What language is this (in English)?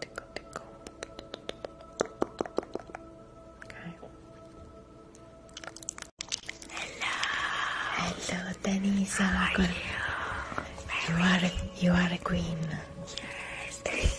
Italian